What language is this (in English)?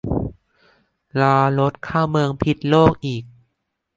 Thai